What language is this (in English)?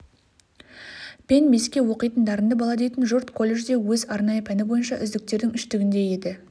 Kazakh